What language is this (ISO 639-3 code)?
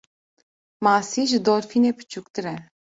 kur